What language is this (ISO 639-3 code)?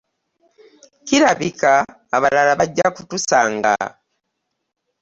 lug